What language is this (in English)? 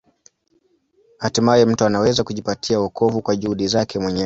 Swahili